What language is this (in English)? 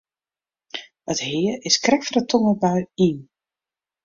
Western Frisian